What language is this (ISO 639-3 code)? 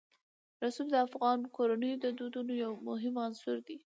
pus